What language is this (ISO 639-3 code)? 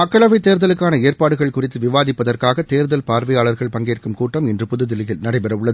tam